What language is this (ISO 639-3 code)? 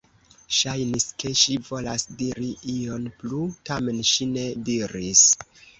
epo